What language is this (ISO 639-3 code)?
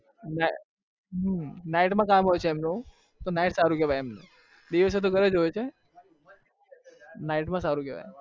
guj